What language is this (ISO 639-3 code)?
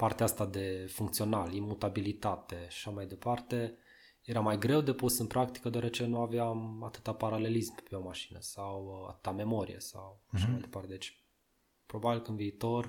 ron